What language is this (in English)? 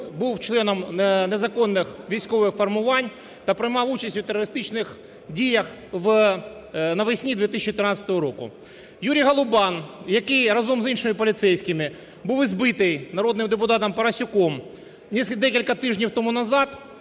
Ukrainian